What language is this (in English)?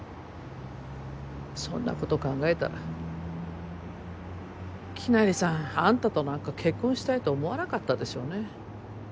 Japanese